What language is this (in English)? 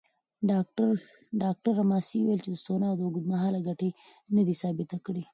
Pashto